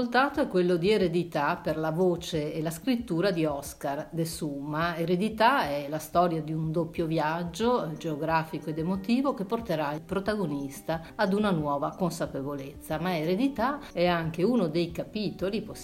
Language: Italian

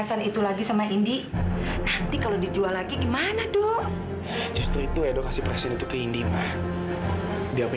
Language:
Indonesian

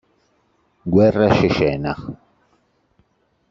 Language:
Italian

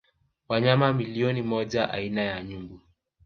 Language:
Swahili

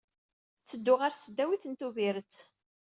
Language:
Kabyle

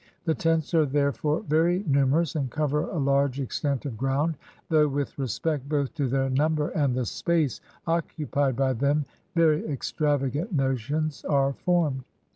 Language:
English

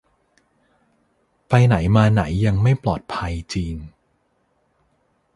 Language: Thai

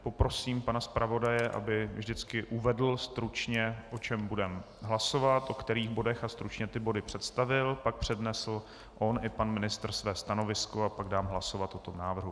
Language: Czech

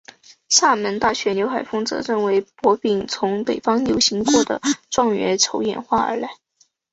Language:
Chinese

